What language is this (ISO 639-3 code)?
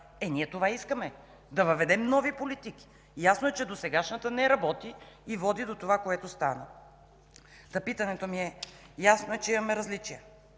bul